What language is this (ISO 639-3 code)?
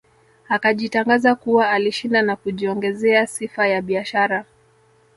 swa